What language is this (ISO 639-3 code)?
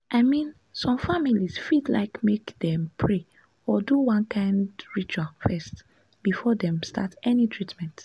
pcm